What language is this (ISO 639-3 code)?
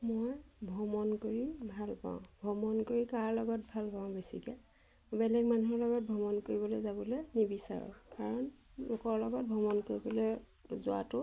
asm